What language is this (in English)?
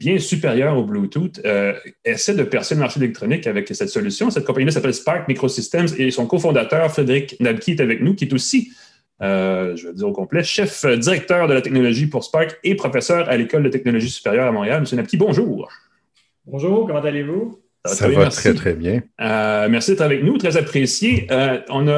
French